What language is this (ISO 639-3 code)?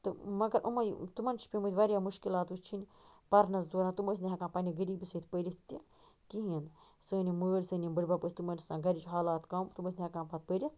kas